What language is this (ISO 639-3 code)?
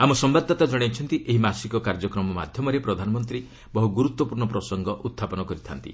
ori